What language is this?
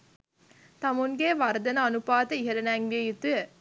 Sinhala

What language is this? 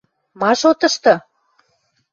Western Mari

